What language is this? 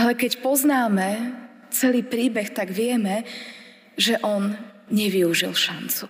Slovak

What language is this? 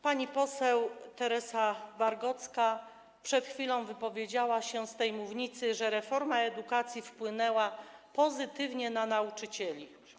Polish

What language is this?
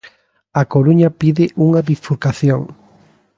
Galician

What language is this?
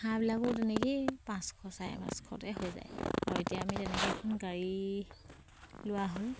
Assamese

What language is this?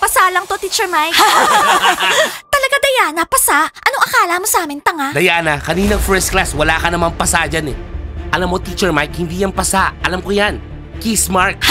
Filipino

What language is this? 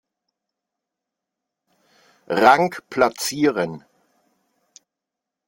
German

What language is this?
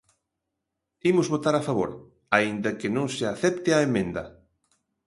Galician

